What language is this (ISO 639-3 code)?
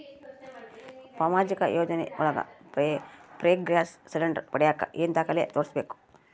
kan